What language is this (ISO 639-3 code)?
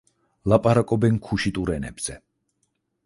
kat